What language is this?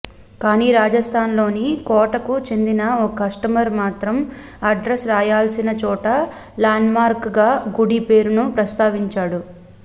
Telugu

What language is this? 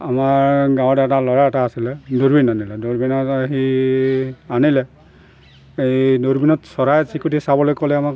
Assamese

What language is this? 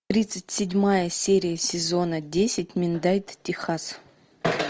Russian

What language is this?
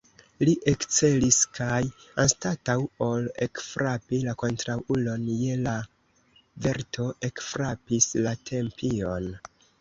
Esperanto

